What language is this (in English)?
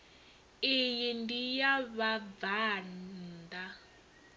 Venda